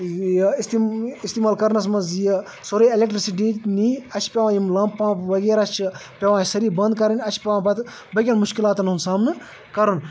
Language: Kashmiri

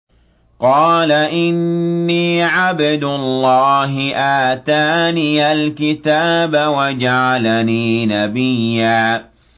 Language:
Arabic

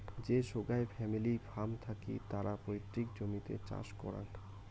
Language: Bangla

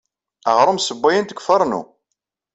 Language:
Kabyle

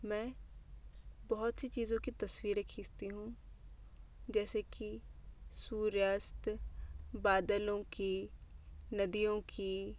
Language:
Hindi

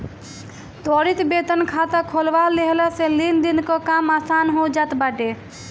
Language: Bhojpuri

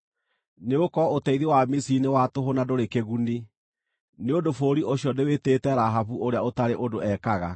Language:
Kikuyu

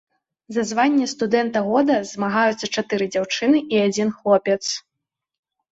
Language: Belarusian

